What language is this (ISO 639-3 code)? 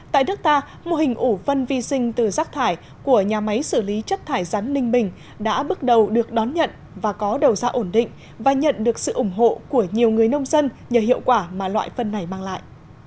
vie